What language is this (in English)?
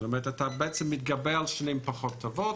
Hebrew